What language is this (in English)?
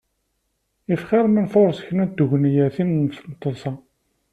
Kabyle